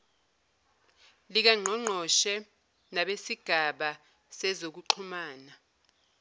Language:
Zulu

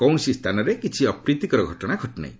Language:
Odia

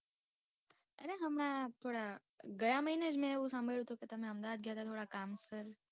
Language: Gujarati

